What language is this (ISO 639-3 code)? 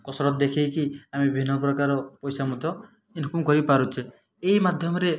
ori